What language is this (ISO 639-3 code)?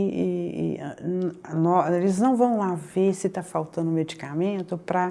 por